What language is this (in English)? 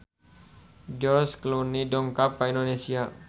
Sundanese